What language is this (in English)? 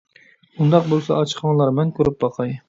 Uyghur